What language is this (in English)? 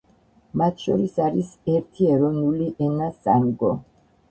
Georgian